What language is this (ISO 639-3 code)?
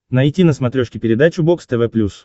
rus